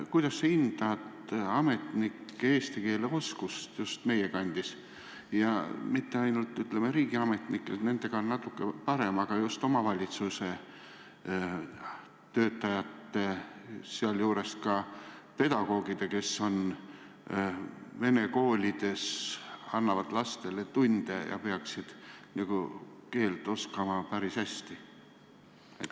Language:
Estonian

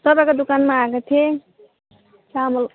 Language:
Nepali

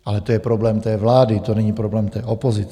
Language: Czech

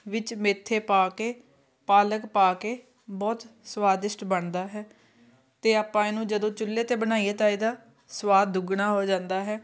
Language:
Punjabi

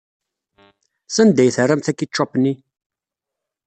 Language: Kabyle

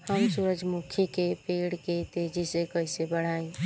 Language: Bhojpuri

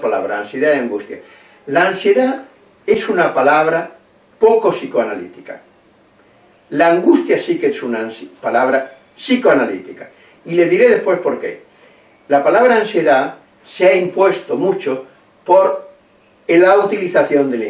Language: Spanish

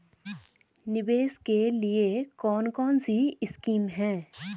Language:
Hindi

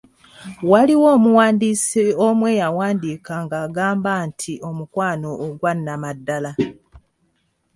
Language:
Ganda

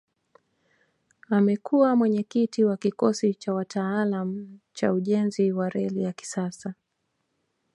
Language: Swahili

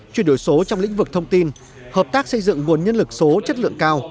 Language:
Vietnamese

